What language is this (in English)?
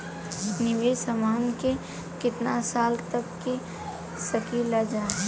Bhojpuri